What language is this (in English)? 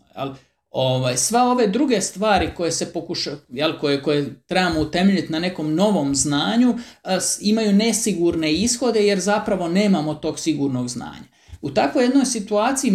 Croatian